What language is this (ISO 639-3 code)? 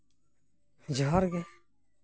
sat